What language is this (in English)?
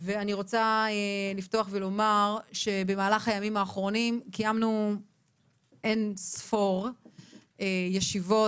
Hebrew